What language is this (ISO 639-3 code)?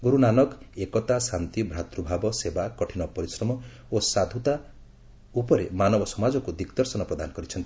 ori